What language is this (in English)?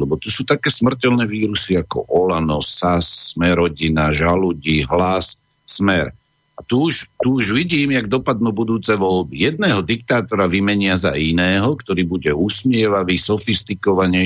Slovak